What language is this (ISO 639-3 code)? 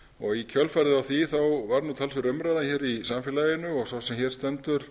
isl